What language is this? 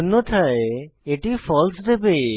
Bangla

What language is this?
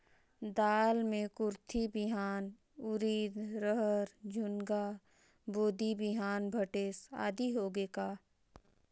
Chhattisgarhi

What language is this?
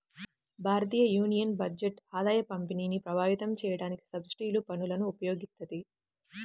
Telugu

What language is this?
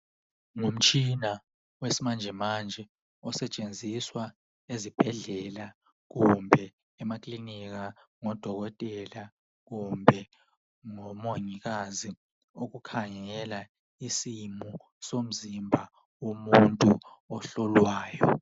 North Ndebele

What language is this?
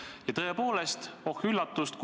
Estonian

